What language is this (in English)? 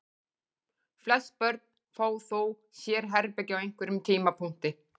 Icelandic